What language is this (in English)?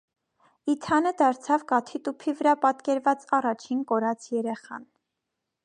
Armenian